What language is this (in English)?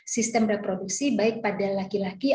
Indonesian